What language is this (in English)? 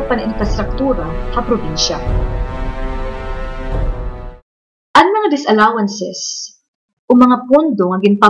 Filipino